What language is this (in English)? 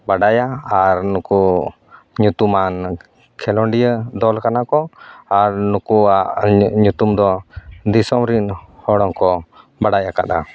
Santali